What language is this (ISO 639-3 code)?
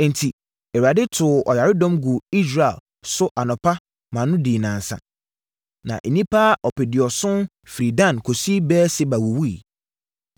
aka